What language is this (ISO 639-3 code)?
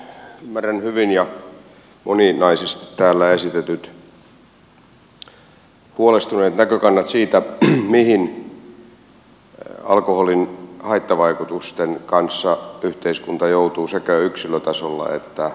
fin